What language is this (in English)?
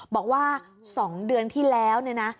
Thai